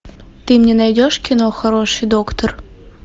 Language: Russian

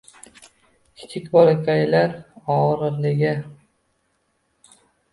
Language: Uzbek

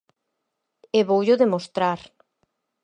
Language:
Galician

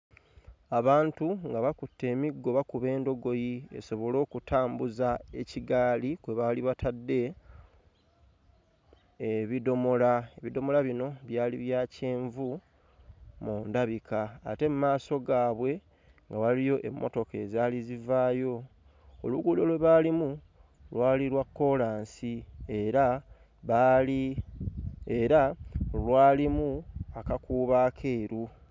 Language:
Ganda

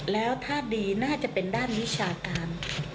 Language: Thai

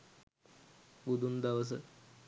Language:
Sinhala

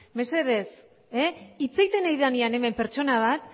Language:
Basque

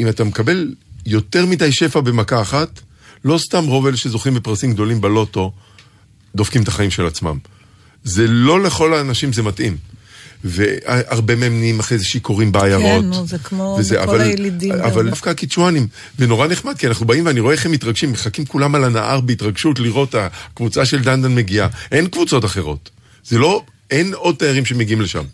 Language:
Hebrew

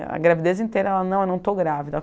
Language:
Portuguese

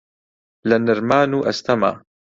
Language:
Central Kurdish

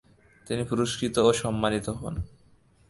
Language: Bangla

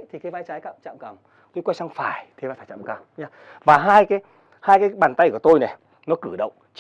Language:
Vietnamese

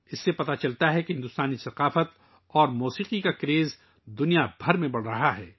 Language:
Urdu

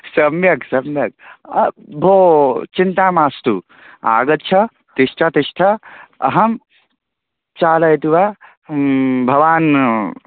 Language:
Sanskrit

